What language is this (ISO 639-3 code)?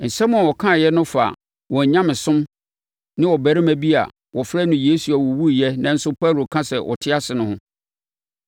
aka